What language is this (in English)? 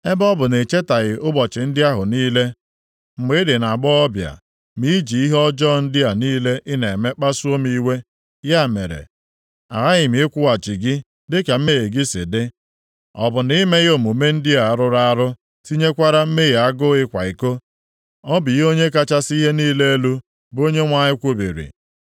Igbo